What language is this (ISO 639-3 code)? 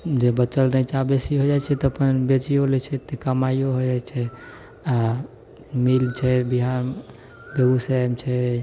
mai